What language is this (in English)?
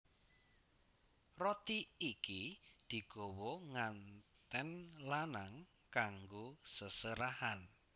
Javanese